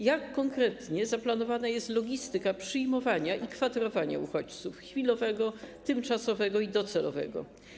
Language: Polish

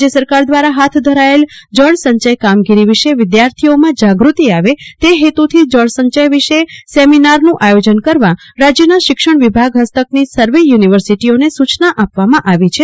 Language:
Gujarati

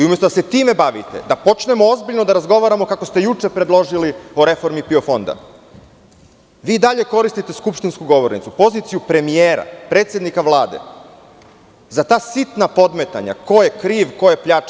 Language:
Serbian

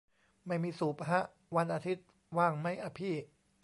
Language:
Thai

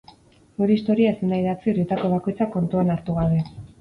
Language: Basque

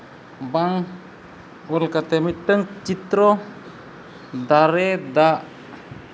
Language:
Santali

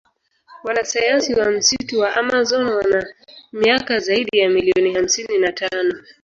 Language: Swahili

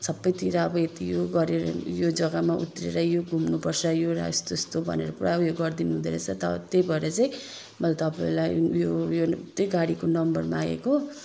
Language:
Nepali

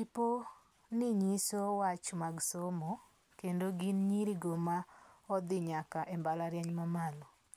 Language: Luo (Kenya and Tanzania)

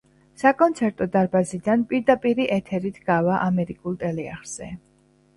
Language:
Georgian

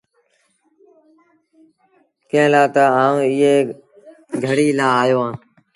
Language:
Sindhi Bhil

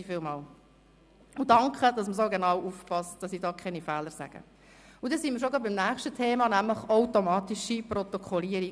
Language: Swiss German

